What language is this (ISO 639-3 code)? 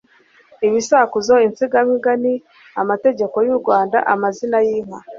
kin